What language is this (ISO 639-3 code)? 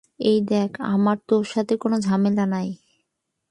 ben